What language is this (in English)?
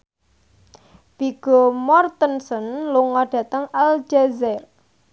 Javanese